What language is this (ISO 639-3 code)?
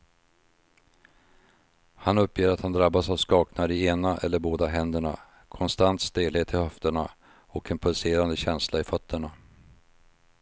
swe